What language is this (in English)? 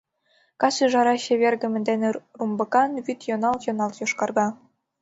Mari